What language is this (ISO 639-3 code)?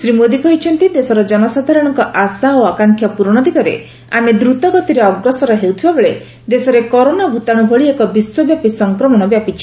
ori